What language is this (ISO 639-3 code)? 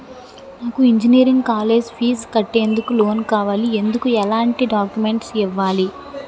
tel